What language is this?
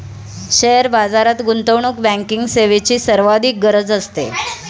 Marathi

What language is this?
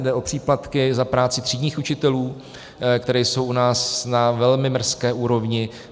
Czech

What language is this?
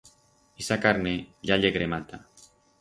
Aragonese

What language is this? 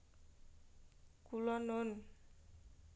Javanese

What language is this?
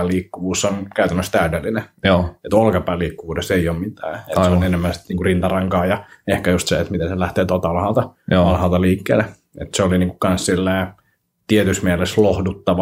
Finnish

